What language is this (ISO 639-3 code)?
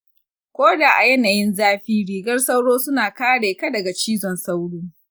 hau